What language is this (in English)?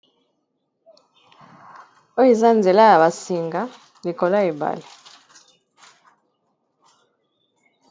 Lingala